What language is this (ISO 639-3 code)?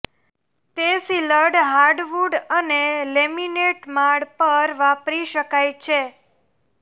guj